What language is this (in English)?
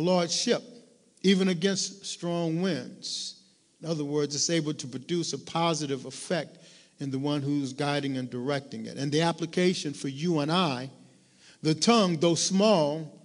English